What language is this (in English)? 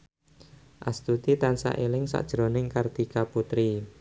Javanese